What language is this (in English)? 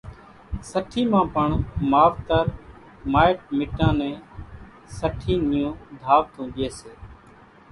Kachi Koli